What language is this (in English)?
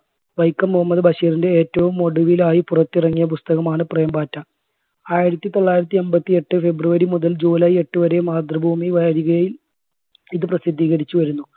Malayalam